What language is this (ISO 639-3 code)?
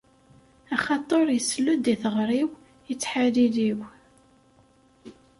kab